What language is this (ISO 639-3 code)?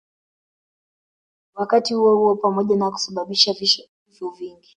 swa